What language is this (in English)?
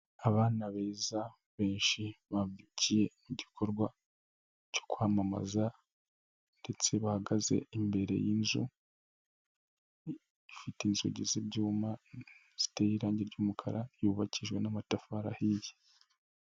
Kinyarwanda